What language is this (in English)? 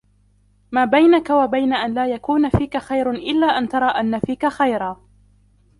Arabic